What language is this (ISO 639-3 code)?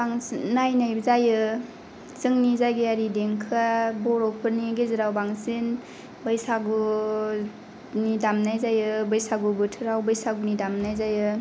brx